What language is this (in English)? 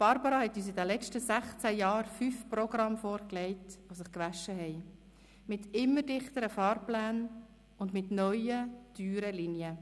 Swiss German